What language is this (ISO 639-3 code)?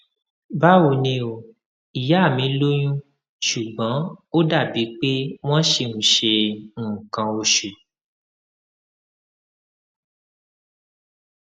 yor